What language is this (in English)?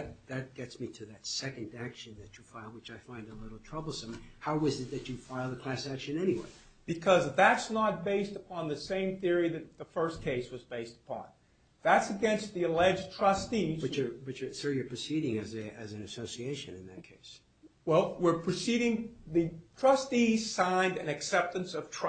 English